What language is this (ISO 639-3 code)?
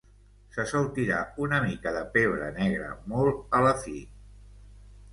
cat